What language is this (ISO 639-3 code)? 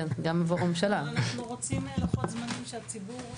heb